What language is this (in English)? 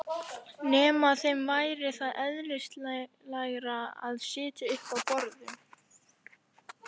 Icelandic